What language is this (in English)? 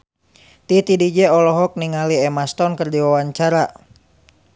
Sundanese